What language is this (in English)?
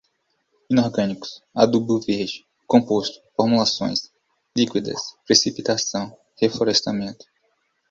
Portuguese